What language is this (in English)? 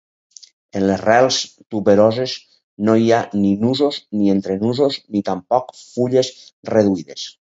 Catalan